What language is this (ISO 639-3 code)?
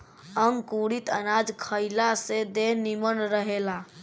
bho